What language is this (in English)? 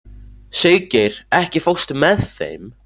Icelandic